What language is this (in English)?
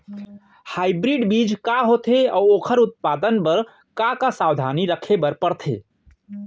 Chhattisgarhi